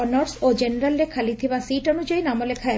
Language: Odia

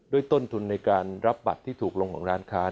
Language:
Thai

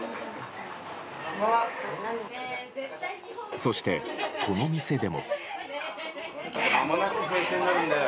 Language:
Japanese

